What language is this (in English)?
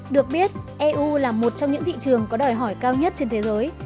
Vietnamese